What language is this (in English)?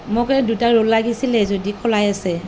Assamese